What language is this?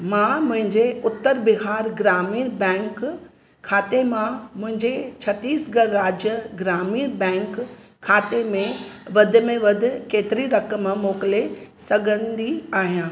Sindhi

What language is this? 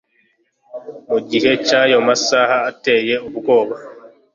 Kinyarwanda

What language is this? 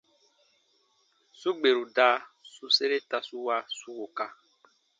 Baatonum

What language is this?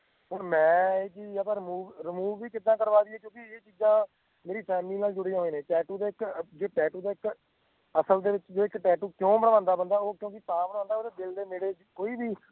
Punjabi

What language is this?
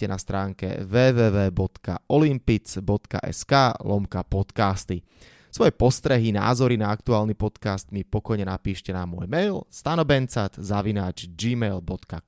Slovak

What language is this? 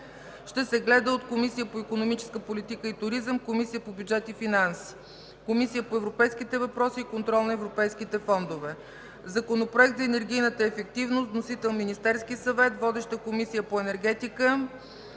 Bulgarian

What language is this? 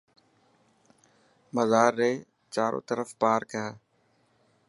Dhatki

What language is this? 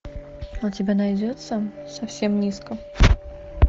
Russian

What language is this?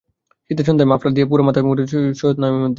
Bangla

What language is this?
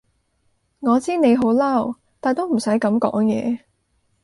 Cantonese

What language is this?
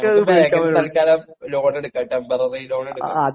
Malayalam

